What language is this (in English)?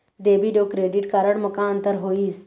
Chhattisgarhi